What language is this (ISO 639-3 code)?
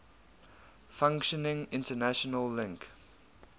eng